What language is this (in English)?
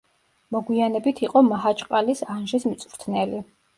Georgian